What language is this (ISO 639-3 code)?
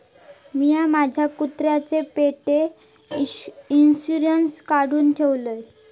mar